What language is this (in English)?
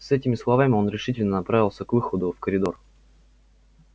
Russian